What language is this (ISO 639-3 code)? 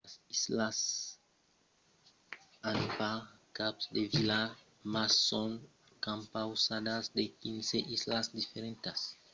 oci